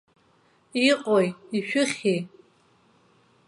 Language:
Abkhazian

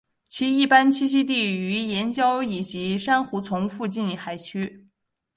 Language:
Chinese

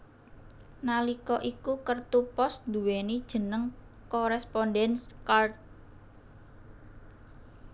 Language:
Javanese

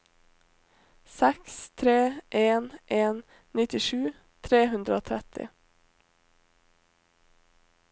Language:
Norwegian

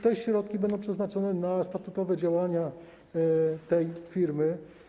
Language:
Polish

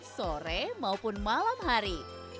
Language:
Indonesian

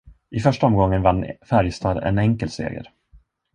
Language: Swedish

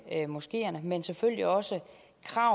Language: Danish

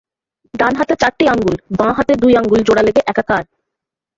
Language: Bangla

